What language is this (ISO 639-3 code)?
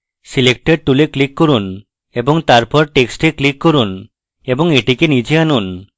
ben